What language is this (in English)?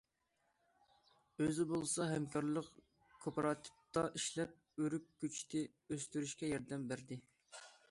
Uyghur